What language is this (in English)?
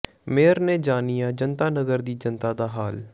Punjabi